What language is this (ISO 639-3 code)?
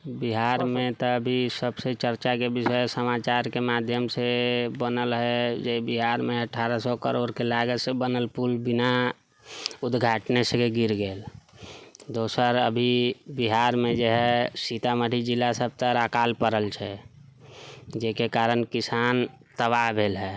mai